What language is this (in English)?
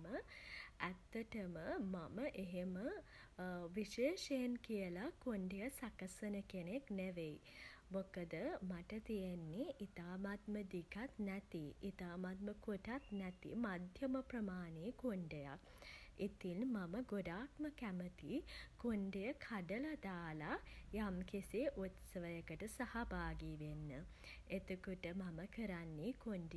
Sinhala